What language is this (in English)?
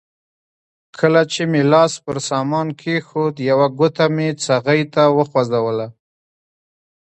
Pashto